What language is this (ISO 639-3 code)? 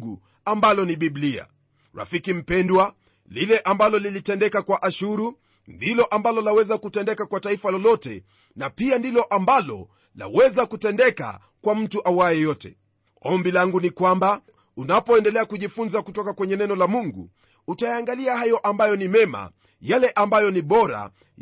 swa